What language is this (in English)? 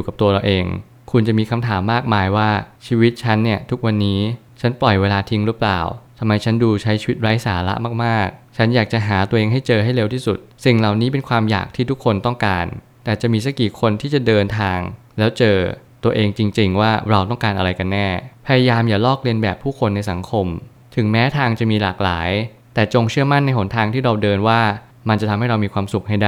Thai